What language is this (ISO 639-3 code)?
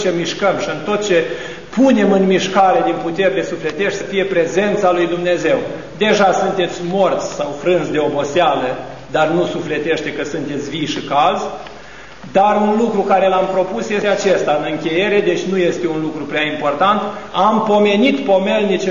ron